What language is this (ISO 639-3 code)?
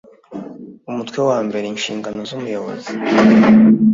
kin